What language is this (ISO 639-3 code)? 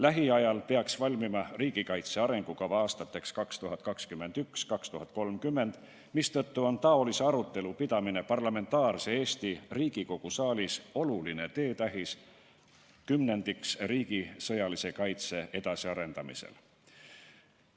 est